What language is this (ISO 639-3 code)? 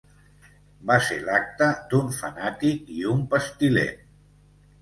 cat